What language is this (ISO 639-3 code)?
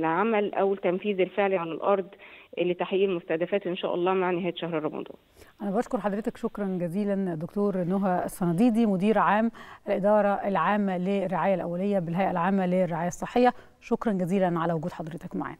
ara